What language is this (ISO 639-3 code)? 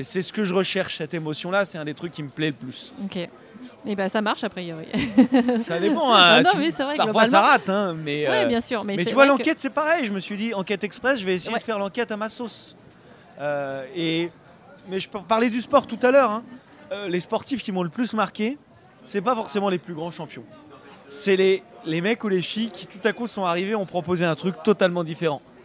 fra